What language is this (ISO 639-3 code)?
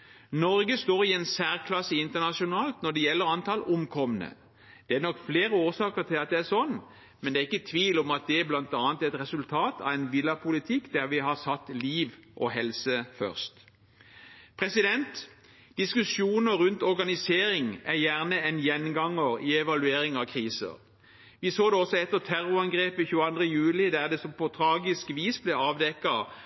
nob